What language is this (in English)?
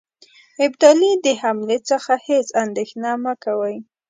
Pashto